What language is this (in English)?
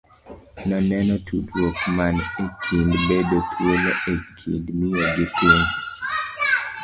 Luo (Kenya and Tanzania)